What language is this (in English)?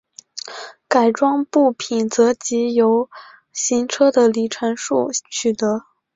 Chinese